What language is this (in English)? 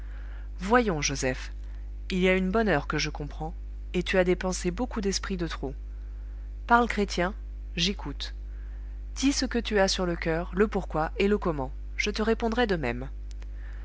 French